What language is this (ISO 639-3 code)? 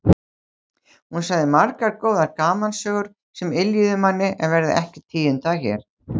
isl